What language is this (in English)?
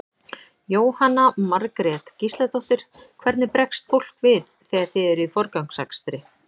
Icelandic